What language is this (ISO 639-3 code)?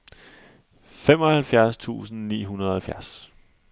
dan